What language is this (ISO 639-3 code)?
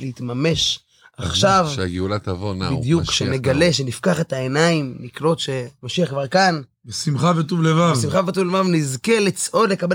heb